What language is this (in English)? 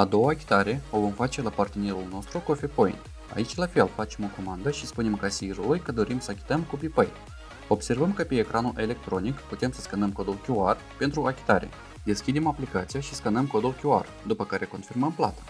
Romanian